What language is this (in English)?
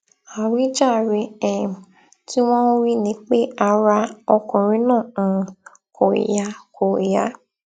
Yoruba